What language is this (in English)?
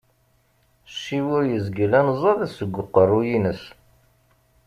Kabyle